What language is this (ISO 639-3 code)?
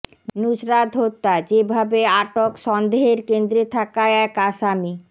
ben